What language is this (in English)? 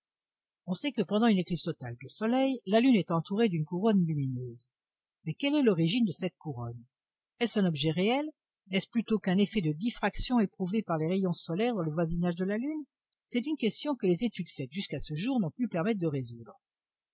French